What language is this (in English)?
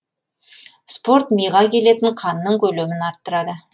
Kazakh